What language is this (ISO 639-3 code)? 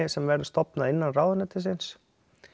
isl